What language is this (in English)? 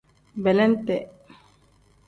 Tem